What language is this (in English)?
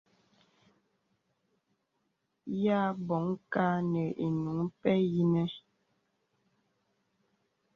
Bebele